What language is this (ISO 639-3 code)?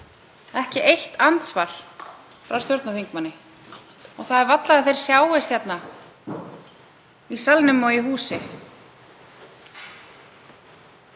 isl